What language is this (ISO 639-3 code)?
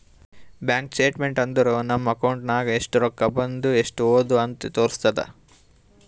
kan